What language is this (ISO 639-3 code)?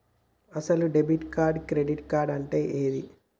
tel